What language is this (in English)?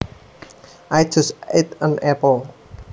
Javanese